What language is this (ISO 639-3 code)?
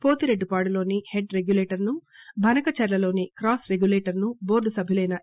tel